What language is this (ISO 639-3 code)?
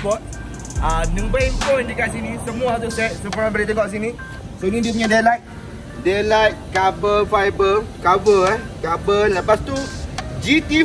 msa